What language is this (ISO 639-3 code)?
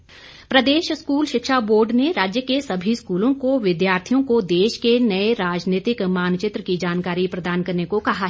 hin